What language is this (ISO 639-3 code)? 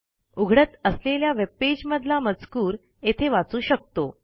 mar